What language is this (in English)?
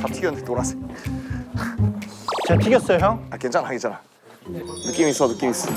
Korean